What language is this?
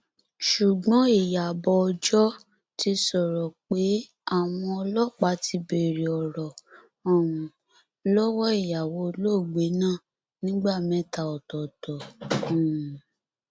Yoruba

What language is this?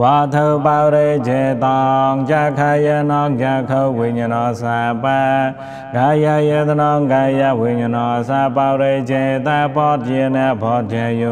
Thai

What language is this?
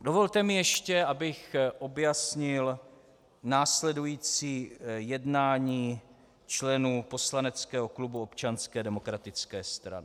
Czech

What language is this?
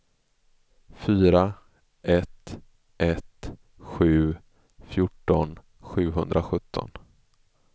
Swedish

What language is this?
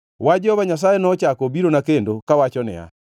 Luo (Kenya and Tanzania)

